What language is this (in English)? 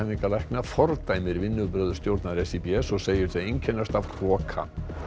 Icelandic